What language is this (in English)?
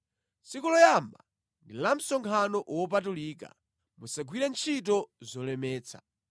Nyanja